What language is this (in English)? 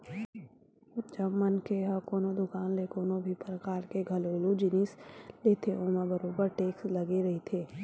Chhattisgarhi